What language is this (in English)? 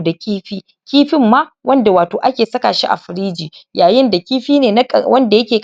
Hausa